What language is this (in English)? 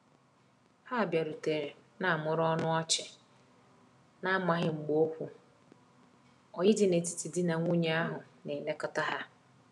Igbo